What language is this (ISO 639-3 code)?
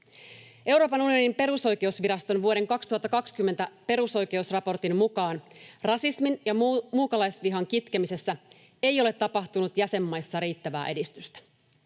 fin